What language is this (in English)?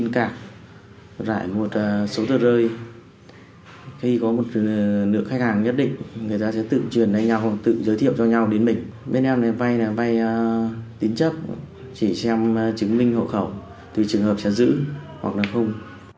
Vietnamese